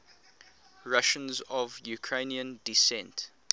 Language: English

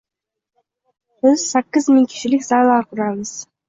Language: Uzbek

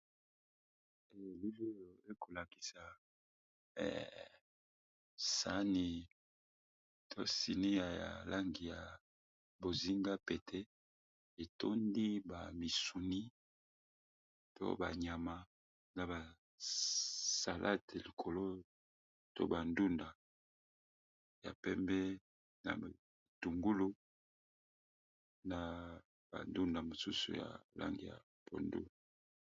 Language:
Lingala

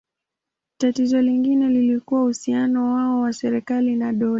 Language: Swahili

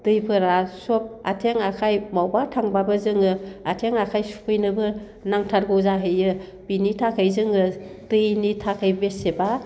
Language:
Bodo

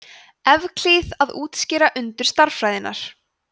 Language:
Icelandic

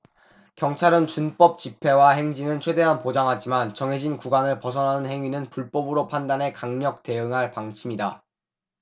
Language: Korean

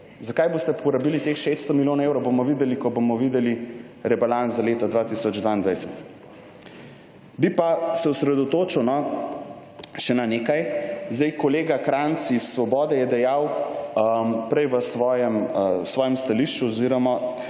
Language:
Slovenian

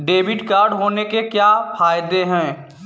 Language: Hindi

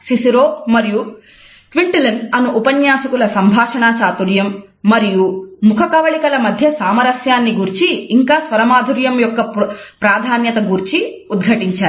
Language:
Telugu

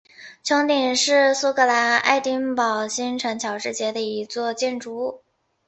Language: Chinese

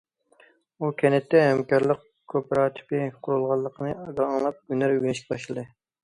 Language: Uyghur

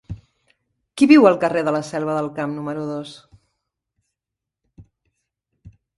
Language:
Catalan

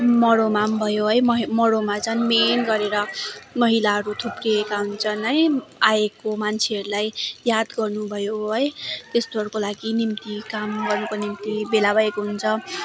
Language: Nepali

